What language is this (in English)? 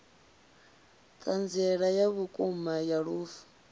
Venda